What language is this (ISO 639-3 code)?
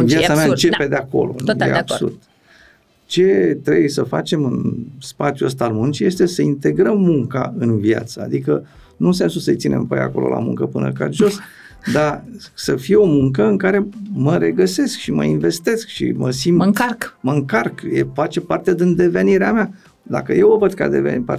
ron